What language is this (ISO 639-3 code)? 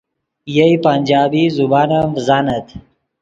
ydg